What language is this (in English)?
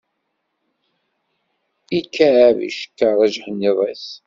Kabyle